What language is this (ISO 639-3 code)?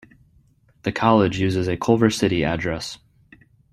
eng